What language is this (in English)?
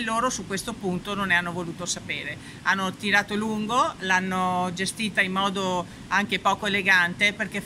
Italian